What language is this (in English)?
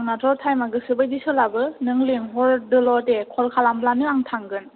Bodo